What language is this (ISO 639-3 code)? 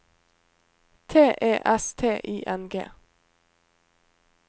nor